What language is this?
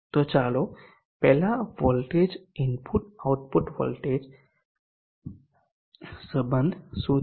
Gujarati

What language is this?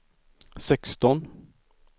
Swedish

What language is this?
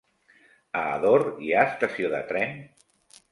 Catalan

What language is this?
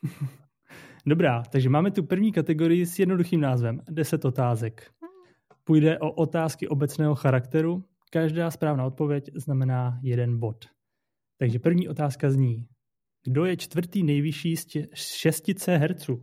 Czech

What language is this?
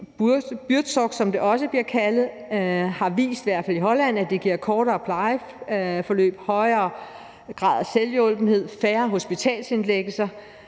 Danish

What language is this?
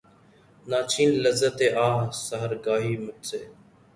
Urdu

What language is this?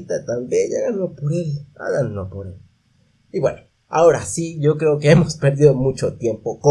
Spanish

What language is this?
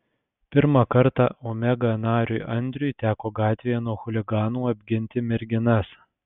Lithuanian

